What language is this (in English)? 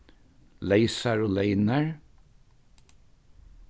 Faroese